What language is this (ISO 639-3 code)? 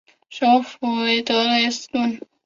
zho